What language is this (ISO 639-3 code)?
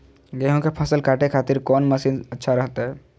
mag